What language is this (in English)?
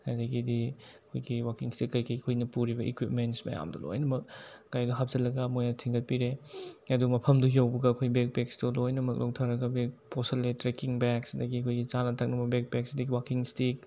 Manipuri